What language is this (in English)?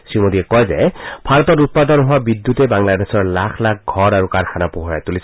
Assamese